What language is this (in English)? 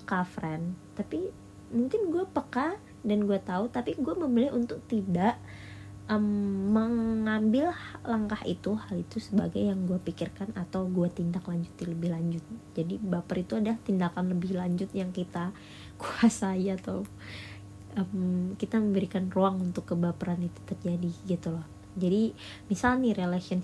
Indonesian